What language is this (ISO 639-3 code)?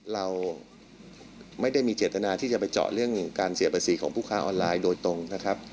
tha